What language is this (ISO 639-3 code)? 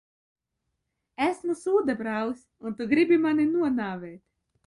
lav